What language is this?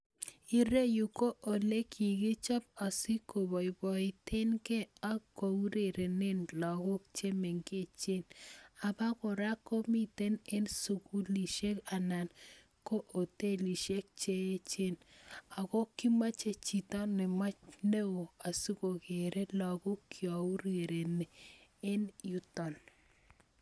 Kalenjin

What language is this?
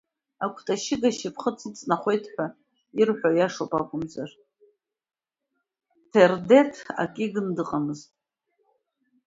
Abkhazian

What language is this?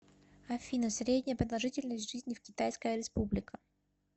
Russian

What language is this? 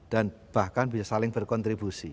Indonesian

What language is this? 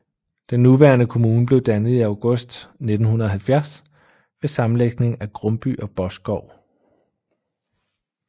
Danish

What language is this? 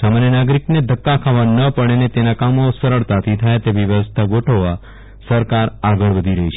Gujarati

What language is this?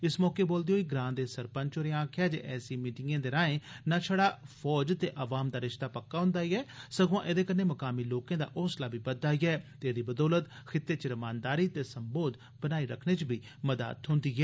Dogri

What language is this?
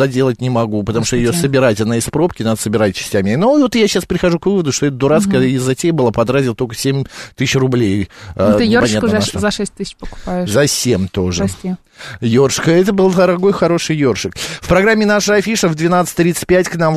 Russian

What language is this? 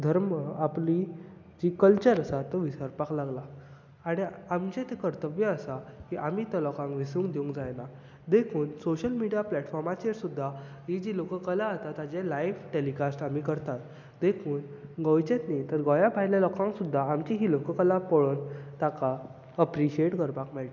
Konkani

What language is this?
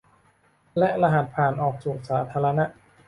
Thai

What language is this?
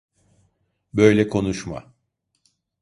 Turkish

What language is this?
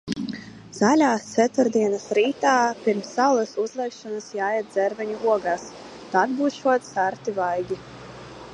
Latvian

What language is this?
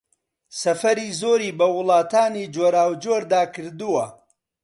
Central Kurdish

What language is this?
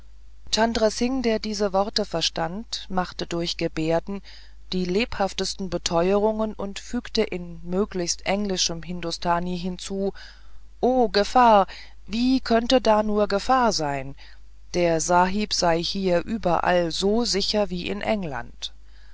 German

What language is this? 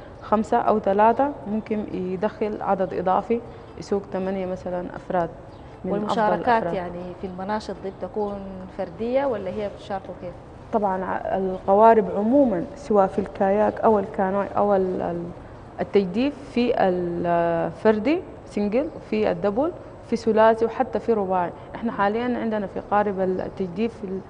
Arabic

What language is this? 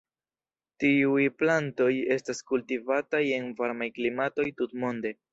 Esperanto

